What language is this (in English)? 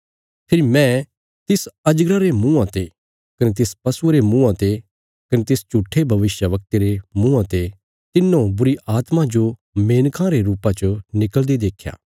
Bilaspuri